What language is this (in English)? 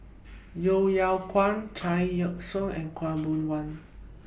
English